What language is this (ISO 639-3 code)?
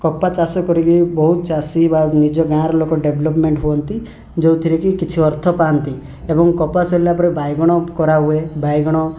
ori